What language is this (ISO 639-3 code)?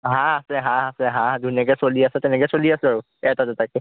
asm